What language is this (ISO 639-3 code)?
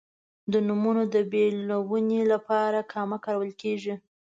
pus